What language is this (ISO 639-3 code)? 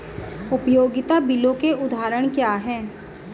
hin